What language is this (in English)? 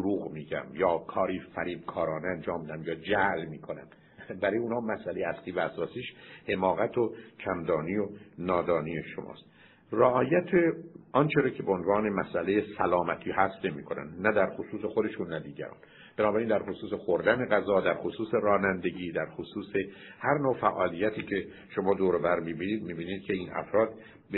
Persian